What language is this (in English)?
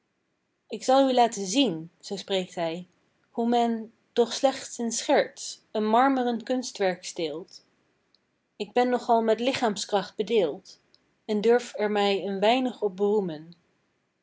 Dutch